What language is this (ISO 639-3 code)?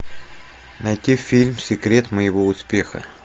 rus